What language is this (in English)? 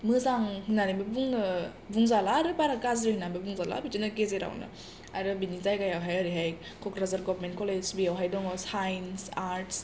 Bodo